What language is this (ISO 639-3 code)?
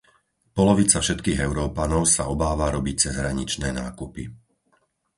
slk